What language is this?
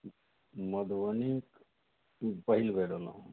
Maithili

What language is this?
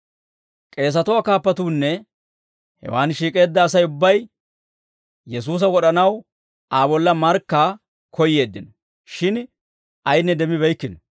Dawro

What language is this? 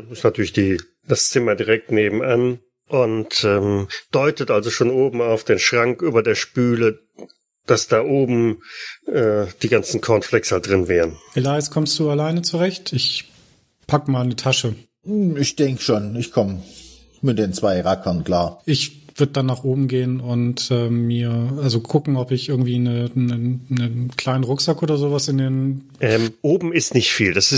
German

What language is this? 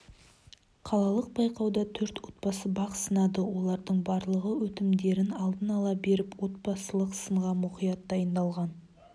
Kazakh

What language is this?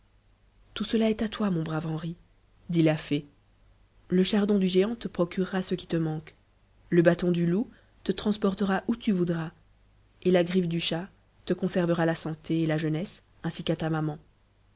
French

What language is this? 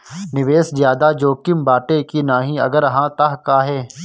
Bhojpuri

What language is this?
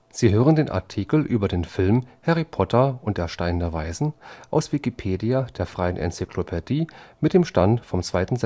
German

